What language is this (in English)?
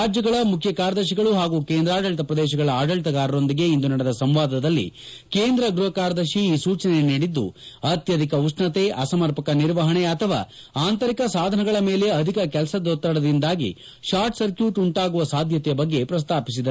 Kannada